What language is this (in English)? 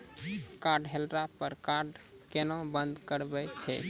Maithili